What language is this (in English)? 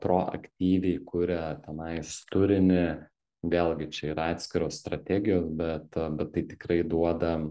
Lithuanian